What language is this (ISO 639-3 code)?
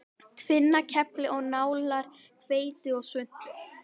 isl